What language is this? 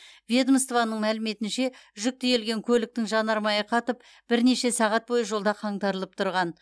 Kazakh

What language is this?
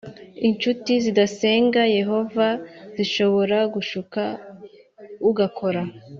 Kinyarwanda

